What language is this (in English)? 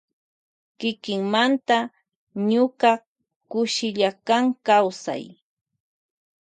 Loja Highland Quichua